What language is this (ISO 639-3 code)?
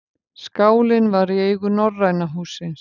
isl